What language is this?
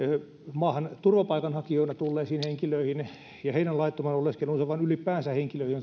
Finnish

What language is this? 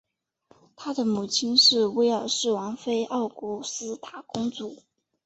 Chinese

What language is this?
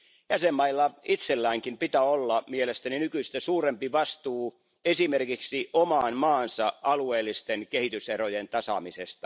Finnish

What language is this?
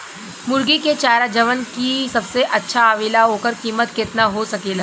Bhojpuri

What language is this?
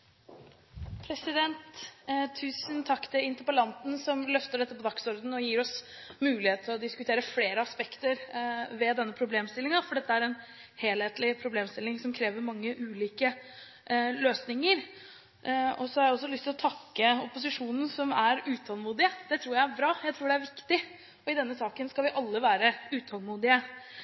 Norwegian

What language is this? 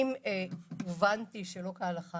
Hebrew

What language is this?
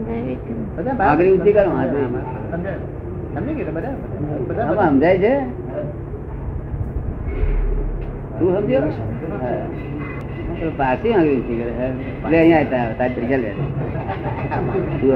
Gujarati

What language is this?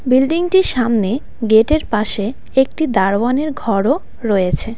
Bangla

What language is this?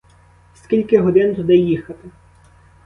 Ukrainian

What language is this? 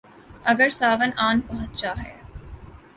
Urdu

